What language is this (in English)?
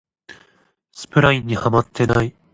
Japanese